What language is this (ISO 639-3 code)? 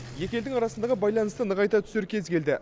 kaz